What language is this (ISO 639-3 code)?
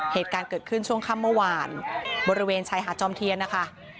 tha